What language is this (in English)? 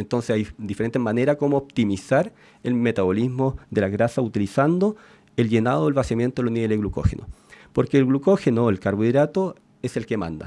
Spanish